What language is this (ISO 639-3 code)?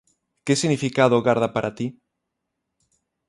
glg